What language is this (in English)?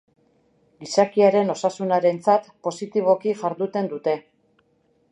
Basque